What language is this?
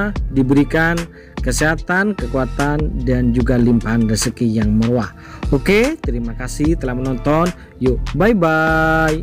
Indonesian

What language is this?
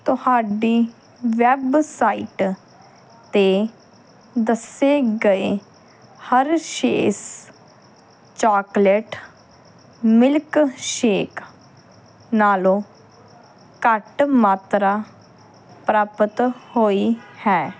Punjabi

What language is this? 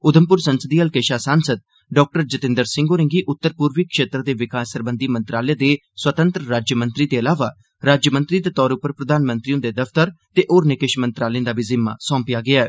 Dogri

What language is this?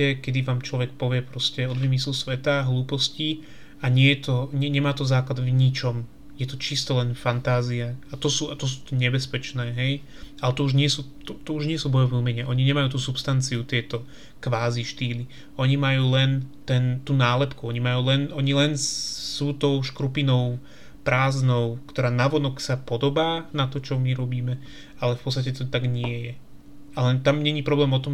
Slovak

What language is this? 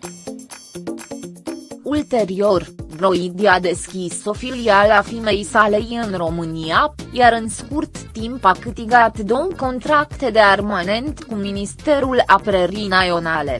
Romanian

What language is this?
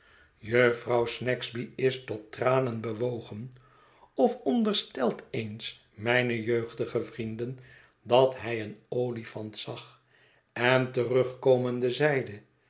Dutch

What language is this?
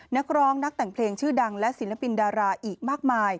Thai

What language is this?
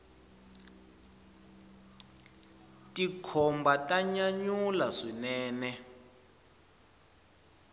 Tsonga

